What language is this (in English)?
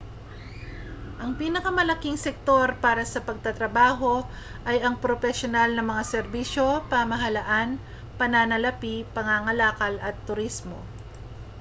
Filipino